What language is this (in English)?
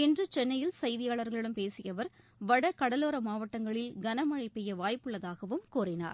Tamil